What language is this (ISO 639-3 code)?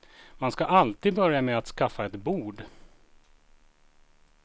swe